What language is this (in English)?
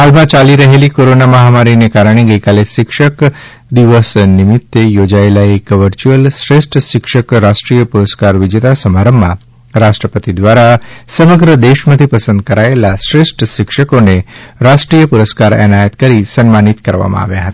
Gujarati